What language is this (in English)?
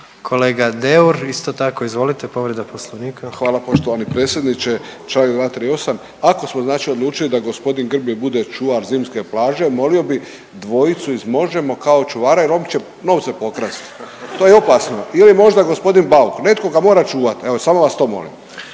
Croatian